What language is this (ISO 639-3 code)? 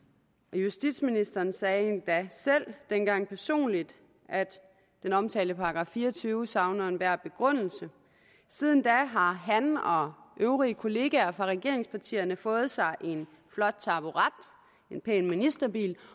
dan